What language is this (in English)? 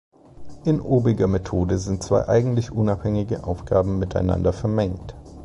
German